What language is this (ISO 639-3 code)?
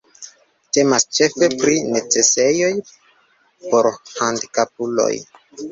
epo